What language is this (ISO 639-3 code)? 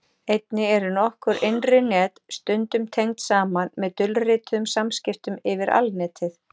isl